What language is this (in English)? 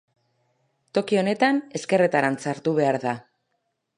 Basque